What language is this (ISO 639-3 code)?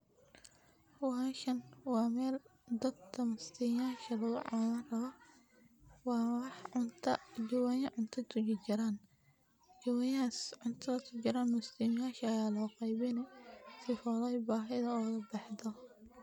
som